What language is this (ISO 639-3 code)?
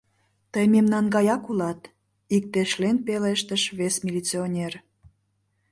chm